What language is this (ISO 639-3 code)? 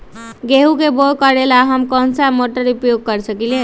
mag